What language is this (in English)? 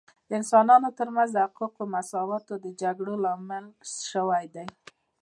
Pashto